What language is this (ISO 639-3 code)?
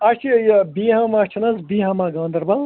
kas